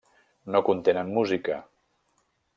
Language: Catalan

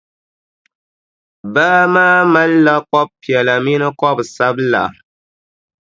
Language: Dagbani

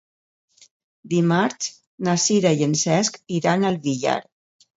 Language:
Catalan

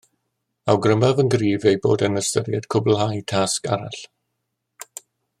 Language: Welsh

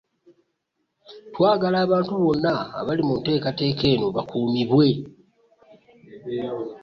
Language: Ganda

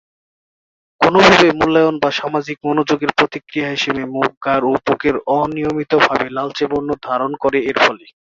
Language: Bangla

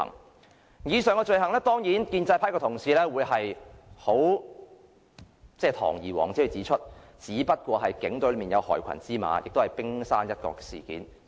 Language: Cantonese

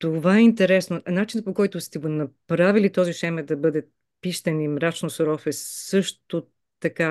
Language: Bulgarian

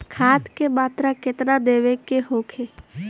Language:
Bhojpuri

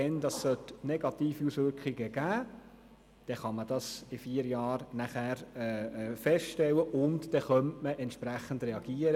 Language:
Swiss German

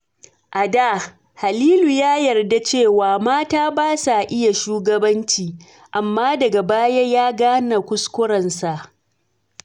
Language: Hausa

